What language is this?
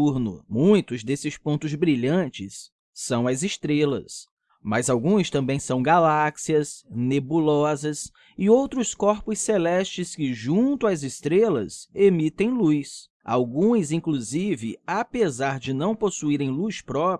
Portuguese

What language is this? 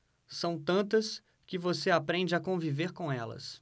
Portuguese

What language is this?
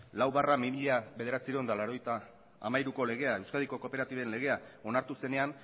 Basque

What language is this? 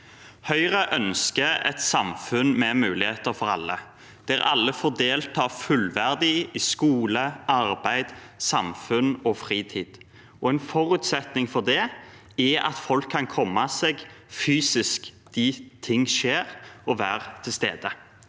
Norwegian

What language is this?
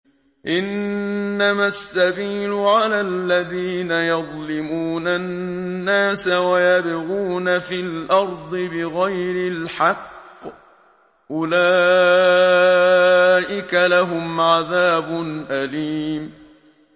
Arabic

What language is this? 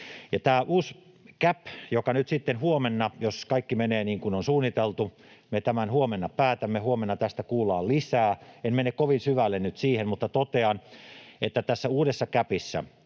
Finnish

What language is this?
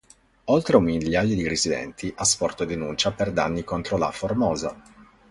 Italian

